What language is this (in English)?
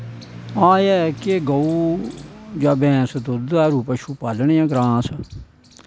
Dogri